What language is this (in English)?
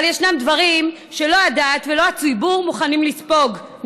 Hebrew